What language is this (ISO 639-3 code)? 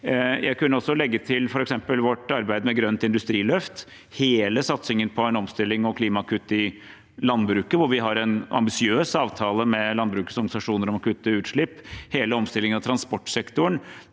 nor